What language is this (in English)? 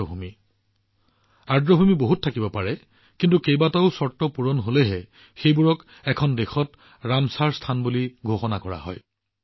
Assamese